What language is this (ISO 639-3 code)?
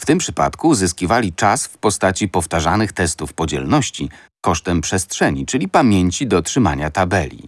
pol